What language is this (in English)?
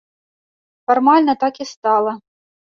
Belarusian